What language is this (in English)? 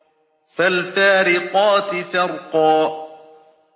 Arabic